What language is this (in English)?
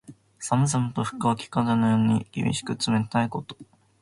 Japanese